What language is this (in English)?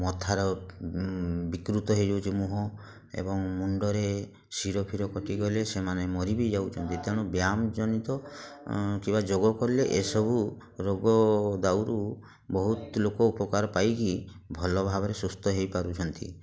Odia